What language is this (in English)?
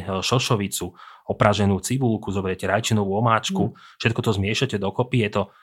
Slovak